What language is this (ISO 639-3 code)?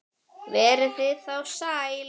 isl